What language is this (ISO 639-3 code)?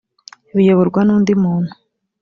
kin